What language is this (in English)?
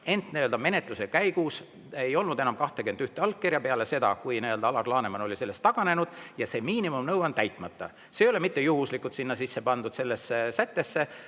Estonian